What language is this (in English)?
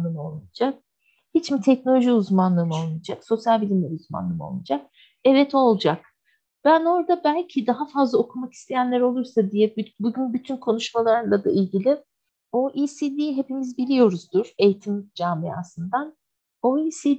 Turkish